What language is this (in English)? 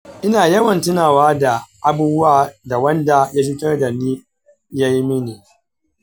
Hausa